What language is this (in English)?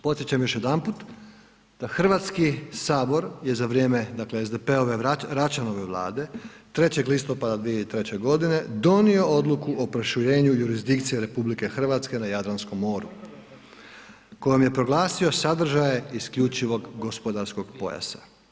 Croatian